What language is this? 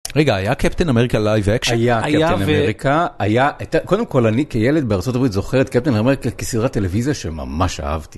Hebrew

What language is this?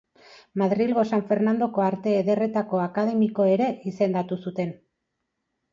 Basque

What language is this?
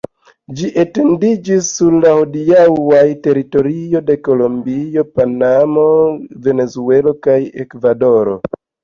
Esperanto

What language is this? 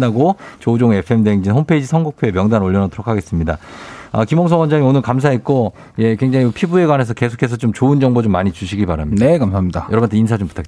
Korean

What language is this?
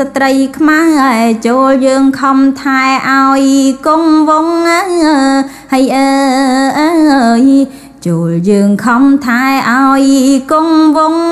Thai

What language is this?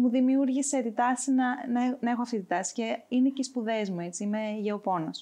Greek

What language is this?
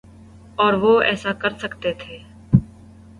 Urdu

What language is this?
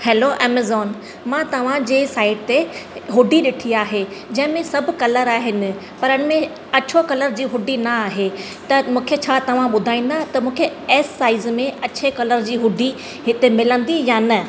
Sindhi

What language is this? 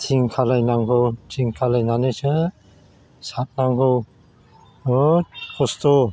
Bodo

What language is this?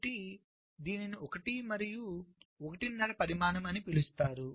Telugu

